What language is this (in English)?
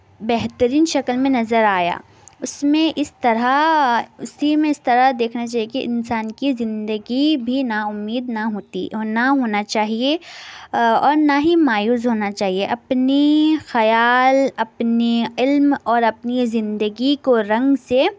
Urdu